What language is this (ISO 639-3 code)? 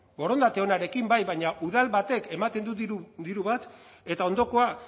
eus